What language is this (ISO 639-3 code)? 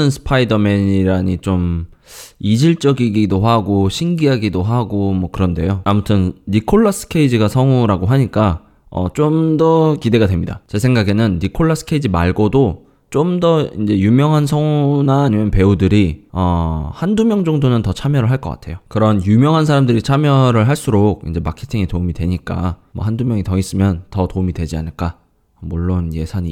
kor